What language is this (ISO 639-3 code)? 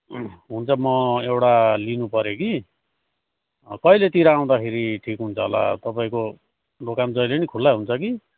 nep